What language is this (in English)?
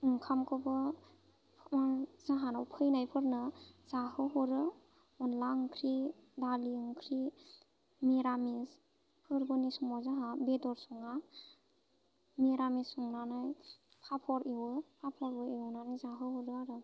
Bodo